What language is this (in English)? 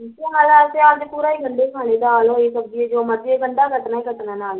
Punjabi